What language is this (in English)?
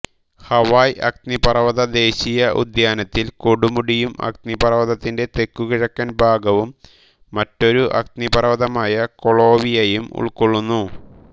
Malayalam